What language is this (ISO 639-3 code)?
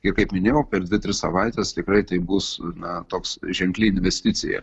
lit